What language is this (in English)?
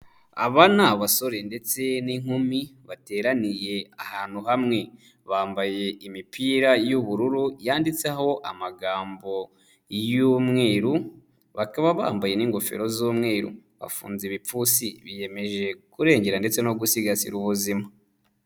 Kinyarwanda